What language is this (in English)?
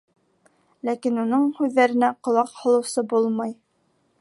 Bashkir